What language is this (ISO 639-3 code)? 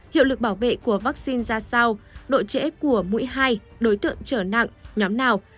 vie